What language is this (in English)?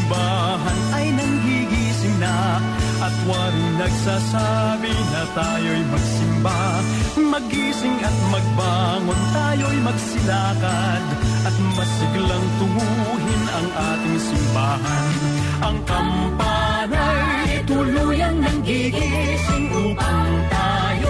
Filipino